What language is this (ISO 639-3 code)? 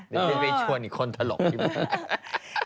tha